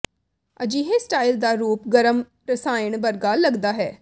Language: Punjabi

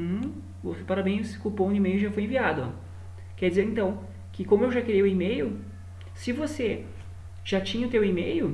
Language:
Portuguese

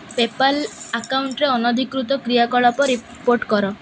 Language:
Odia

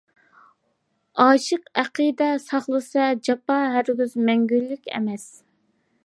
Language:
Uyghur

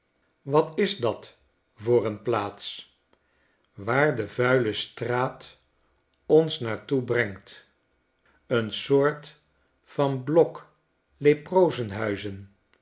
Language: Dutch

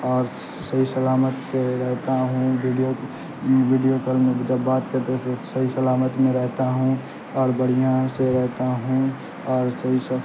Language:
Urdu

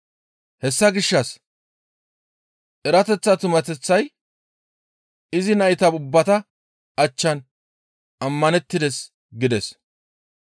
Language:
Gamo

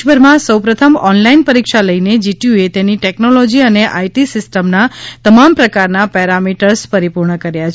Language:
Gujarati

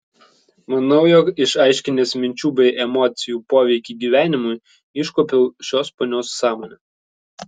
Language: Lithuanian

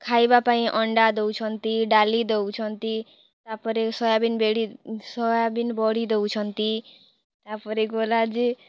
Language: Odia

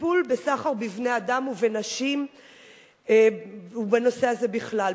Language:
Hebrew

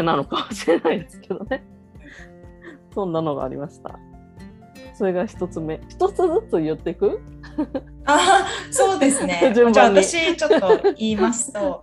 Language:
Japanese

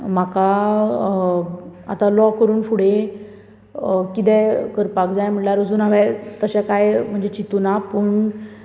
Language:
Konkani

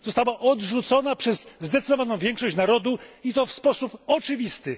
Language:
Polish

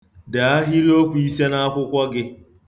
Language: Igbo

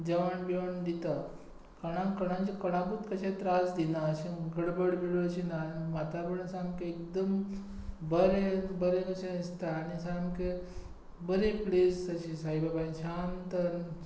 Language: Konkani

